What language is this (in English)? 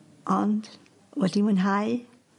Welsh